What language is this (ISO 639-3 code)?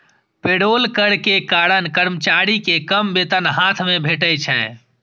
mai